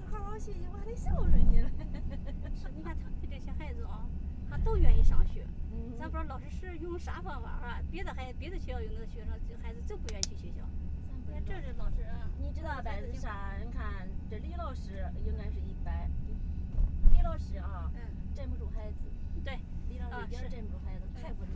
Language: Chinese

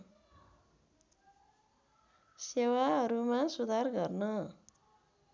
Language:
Nepali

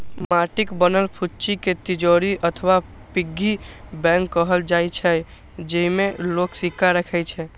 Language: Maithili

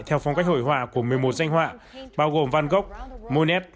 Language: Vietnamese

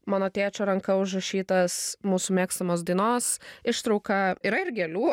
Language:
Lithuanian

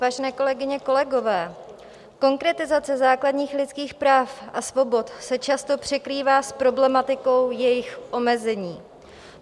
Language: Czech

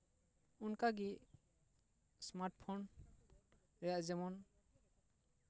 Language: Santali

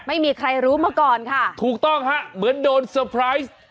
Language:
Thai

